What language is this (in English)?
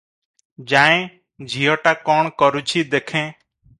Odia